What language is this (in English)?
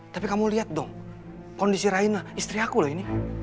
Indonesian